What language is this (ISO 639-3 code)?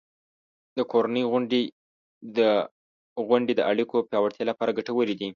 pus